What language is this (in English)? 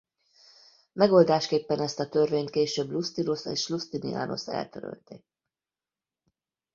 Hungarian